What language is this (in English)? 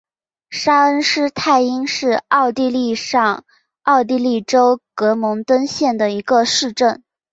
Chinese